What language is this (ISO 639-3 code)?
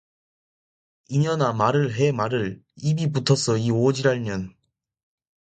kor